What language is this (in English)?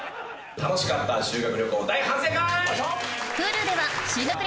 Japanese